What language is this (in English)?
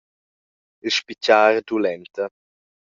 Romansh